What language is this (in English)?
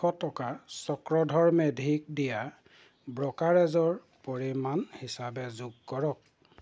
Assamese